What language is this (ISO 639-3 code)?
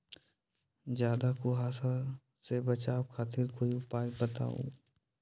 mag